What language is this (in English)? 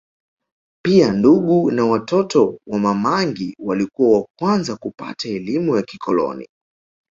Swahili